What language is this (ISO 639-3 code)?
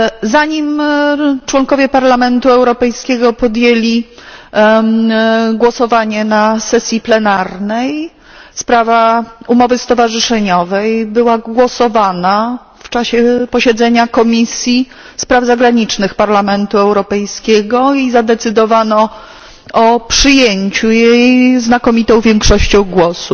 pol